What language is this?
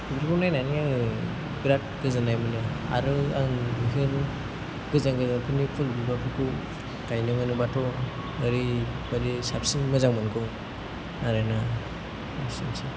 Bodo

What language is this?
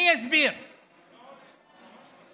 Hebrew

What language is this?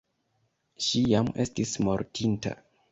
Esperanto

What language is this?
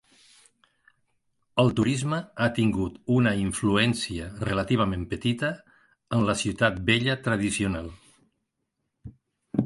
Catalan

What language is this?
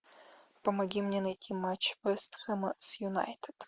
Russian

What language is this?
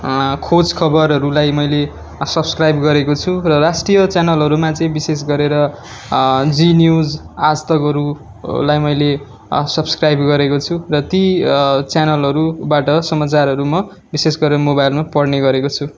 Nepali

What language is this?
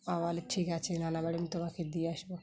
Bangla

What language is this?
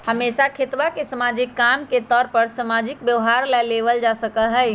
Magahi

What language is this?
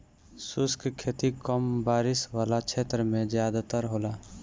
Bhojpuri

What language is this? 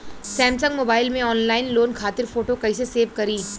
Bhojpuri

